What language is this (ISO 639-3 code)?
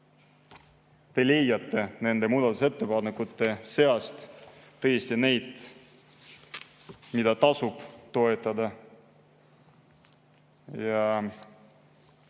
est